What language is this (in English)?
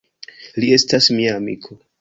Esperanto